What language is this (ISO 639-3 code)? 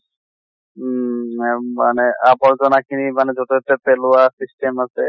asm